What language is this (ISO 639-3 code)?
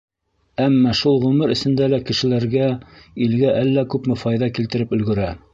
bak